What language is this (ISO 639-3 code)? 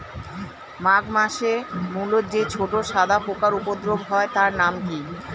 ben